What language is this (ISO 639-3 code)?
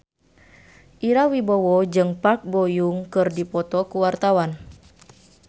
sun